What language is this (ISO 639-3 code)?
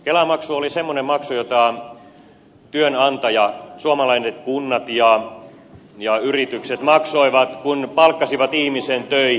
fin